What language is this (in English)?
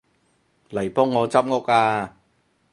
Cantonese